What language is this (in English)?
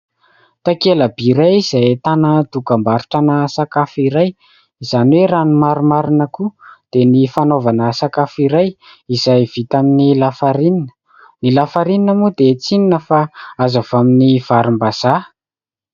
Malagasy